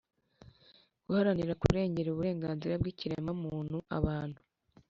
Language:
Kinyarwanda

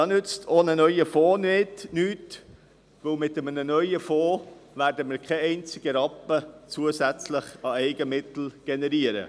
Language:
Swiss German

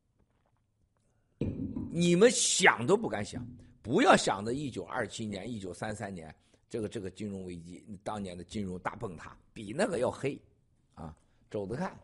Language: Chinese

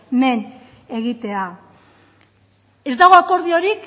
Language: Basque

